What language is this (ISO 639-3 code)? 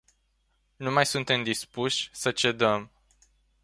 ron